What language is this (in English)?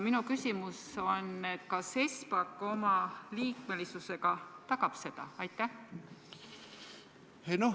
Estonian